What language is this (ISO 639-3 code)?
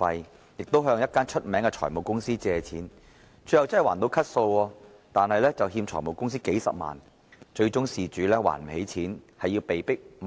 yue